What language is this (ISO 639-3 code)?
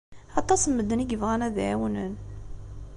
kab